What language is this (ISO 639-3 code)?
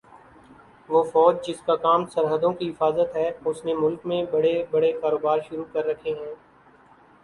urd